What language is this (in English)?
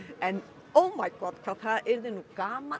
Icelandic